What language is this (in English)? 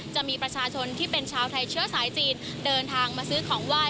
Thai